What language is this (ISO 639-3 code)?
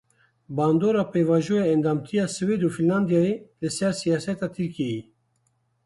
kur